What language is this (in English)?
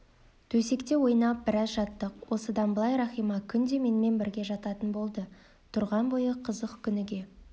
Kazakh